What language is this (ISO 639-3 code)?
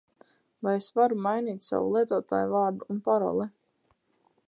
lav